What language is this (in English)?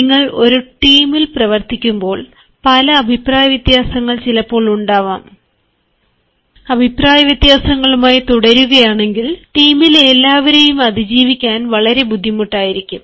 Malayalam